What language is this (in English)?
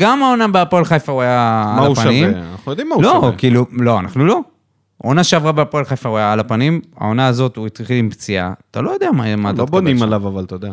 Hebrew